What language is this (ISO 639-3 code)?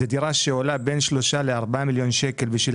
heb